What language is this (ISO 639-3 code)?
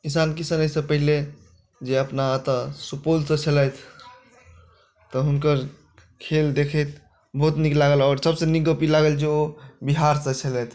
mai